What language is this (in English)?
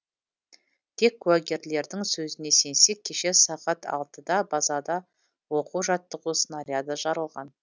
Kazakh